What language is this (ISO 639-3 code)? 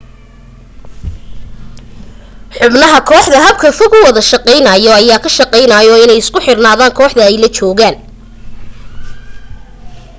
som